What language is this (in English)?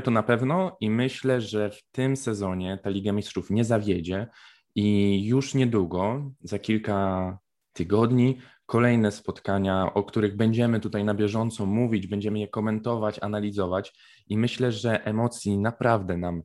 Polish